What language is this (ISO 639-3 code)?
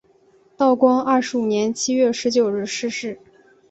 zho